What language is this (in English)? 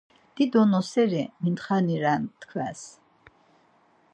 Laz